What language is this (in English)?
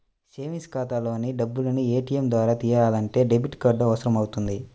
Telugu